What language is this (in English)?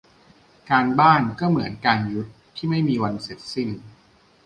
Thai